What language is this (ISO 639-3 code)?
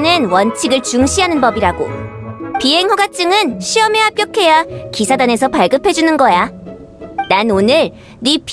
kor